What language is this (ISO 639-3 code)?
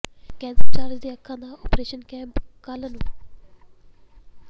pan